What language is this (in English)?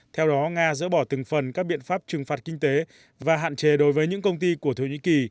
Vietnamese